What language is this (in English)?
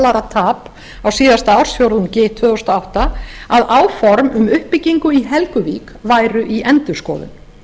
Icelandic